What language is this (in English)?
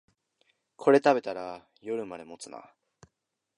Japanese